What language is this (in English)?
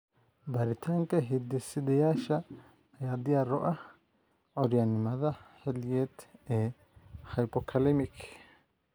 Somali